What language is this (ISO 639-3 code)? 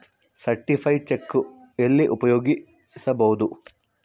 kan